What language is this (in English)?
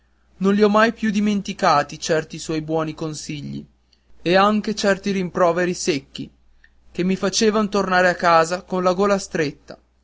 Italian